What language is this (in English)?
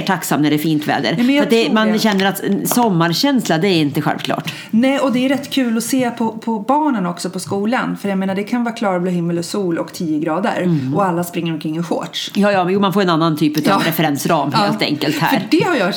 Swedish